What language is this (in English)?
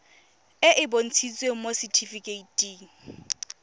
Tswana